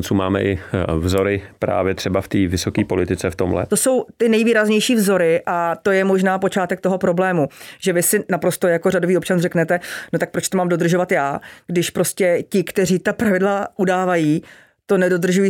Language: Czech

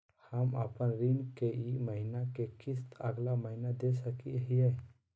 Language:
Magahi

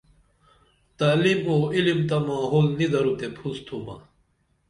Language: Dameli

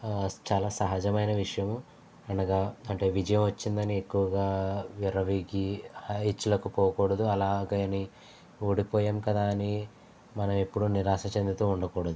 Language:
Telugu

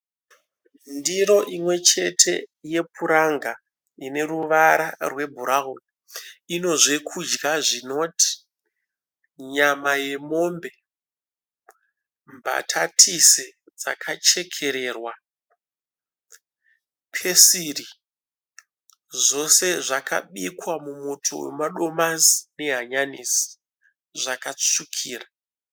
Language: Shona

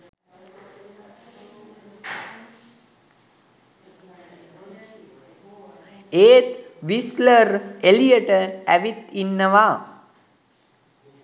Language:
Sinhala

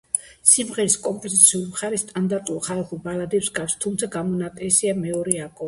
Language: Georgian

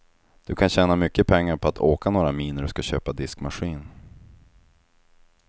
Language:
Swedish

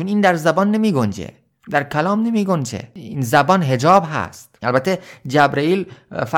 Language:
Persian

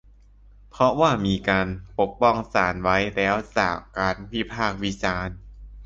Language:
Thai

